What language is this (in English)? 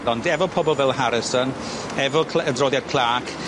Welsh